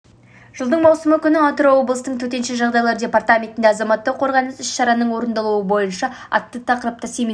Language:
Kazakh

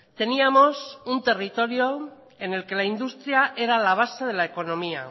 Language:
Spanish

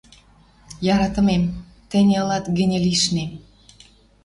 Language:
Western Mari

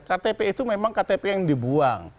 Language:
Indonesian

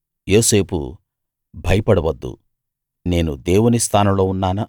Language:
Telugu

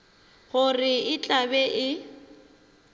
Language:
Northern Sotho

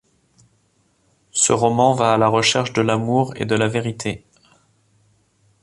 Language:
French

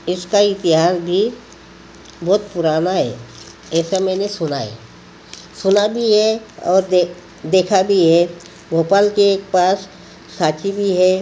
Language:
Hindi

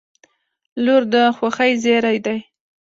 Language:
Pashto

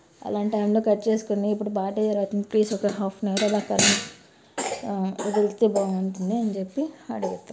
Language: Telugu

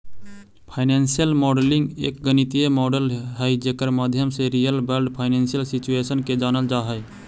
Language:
Magahi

